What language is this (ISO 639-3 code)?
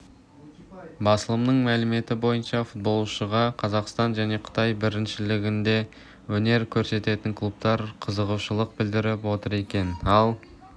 kaz